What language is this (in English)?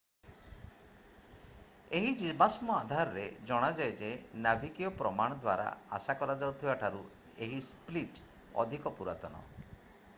Odia